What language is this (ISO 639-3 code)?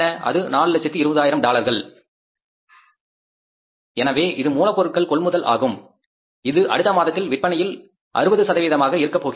tam